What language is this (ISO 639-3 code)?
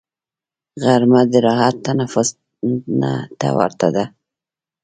pus